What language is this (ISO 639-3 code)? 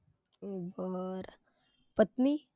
mar